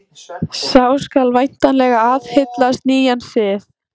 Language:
Icelandic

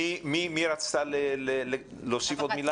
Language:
Hebrew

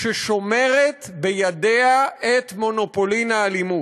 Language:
Hebrew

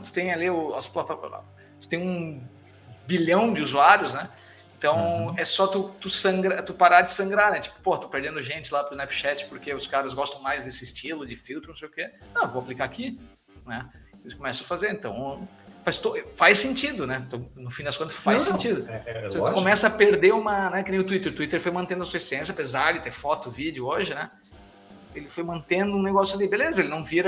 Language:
Portuguese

